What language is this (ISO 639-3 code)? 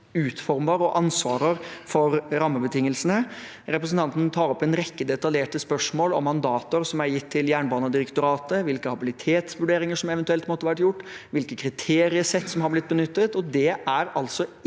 nor